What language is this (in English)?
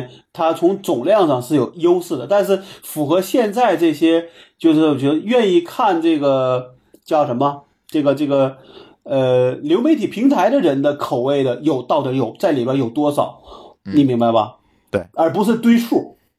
Chinese